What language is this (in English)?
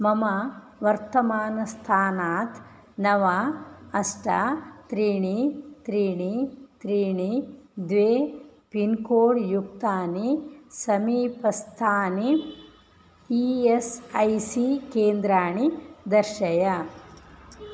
Sanskrit